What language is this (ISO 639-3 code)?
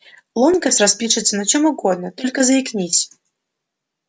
rus